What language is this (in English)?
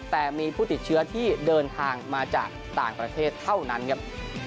Thai